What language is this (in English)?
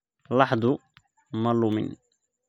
Somali